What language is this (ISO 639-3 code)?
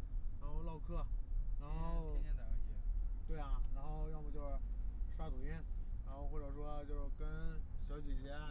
zho